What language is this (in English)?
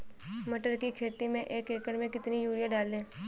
Hindi